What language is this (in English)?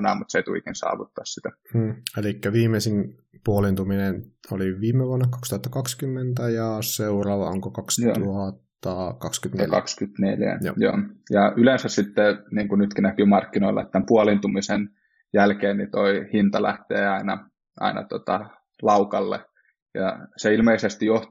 Finnish